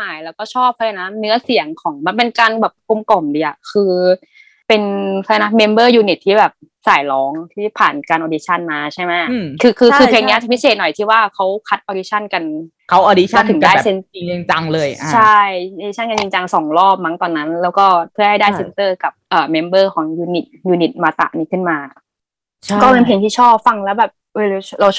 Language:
Thai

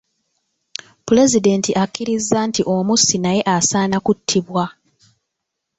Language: Ganda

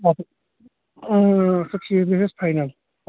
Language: Kashmiri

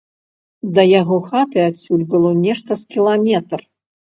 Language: Belarusian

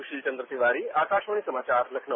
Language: Hindi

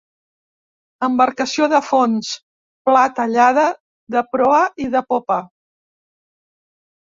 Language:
Catalan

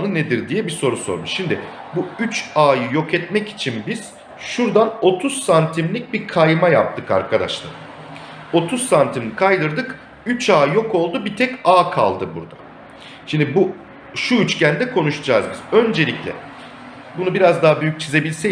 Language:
Turkish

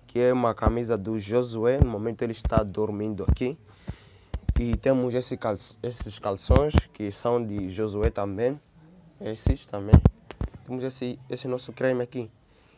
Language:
Portuguese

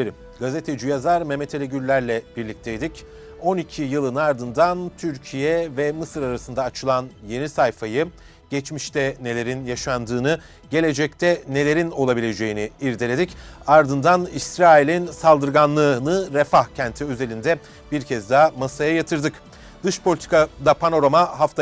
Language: Turkish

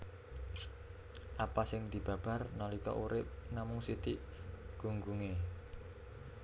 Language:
Javanese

